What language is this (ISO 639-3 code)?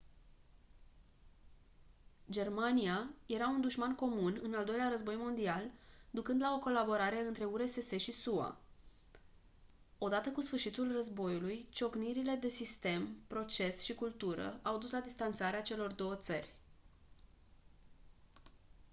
ron